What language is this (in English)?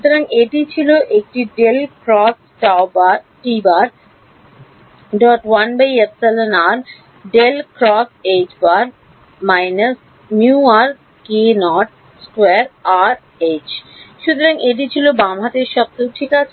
Bangla